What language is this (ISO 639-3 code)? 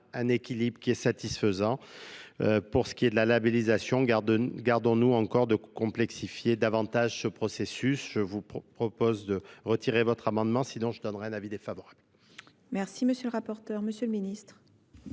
fra